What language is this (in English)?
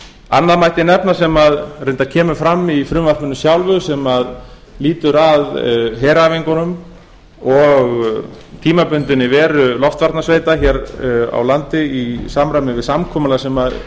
Icelandic